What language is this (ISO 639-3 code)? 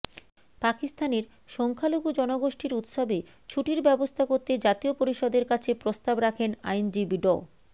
ben